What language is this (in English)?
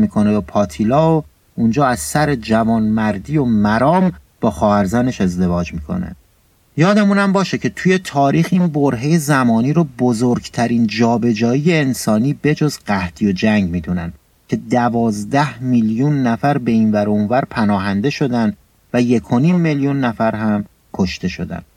Persian